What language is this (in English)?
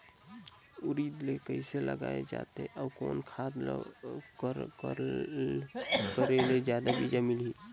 Chhattisgarhi